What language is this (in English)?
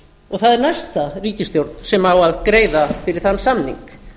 Icelandic